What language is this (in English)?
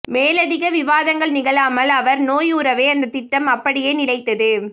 Tamil